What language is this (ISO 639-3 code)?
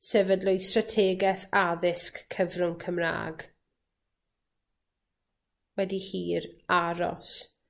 cym